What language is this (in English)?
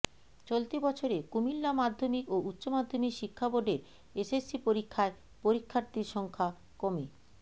Bangla